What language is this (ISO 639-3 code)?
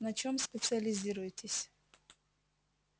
rus